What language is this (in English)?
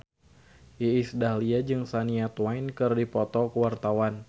Sundanese